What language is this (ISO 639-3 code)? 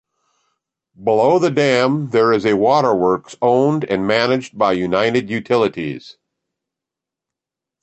eng